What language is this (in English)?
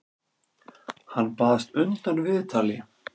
Icelandic